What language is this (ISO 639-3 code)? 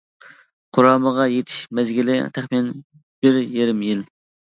uig